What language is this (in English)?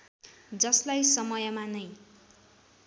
Nepali